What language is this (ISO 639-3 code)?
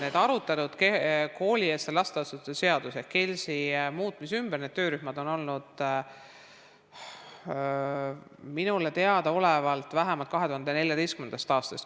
est